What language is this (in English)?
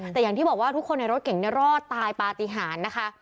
Thai